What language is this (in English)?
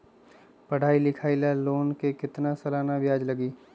Magahi